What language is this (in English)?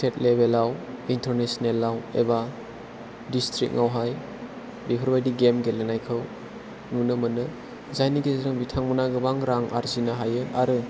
Bodo